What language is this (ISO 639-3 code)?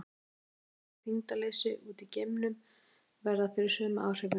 isl